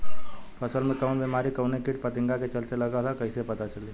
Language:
Bhojpuri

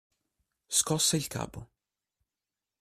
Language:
Italian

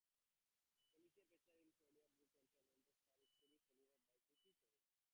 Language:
English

